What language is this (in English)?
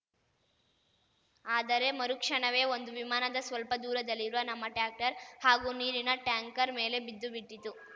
Kannada